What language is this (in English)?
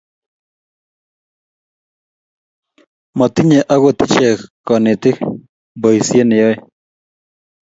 Kalenjin